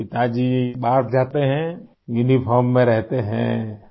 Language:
Urdu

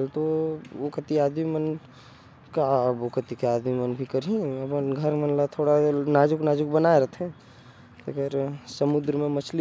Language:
Korwa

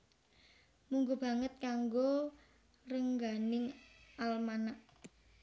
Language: Javanese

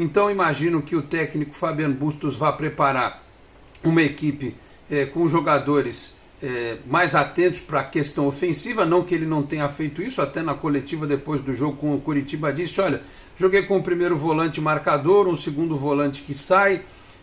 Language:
Portuguese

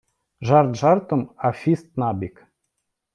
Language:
Ukrainian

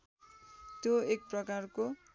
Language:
Nepali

